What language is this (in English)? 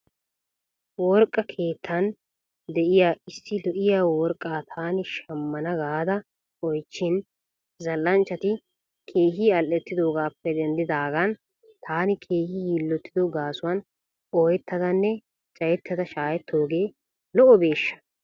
Wolaytta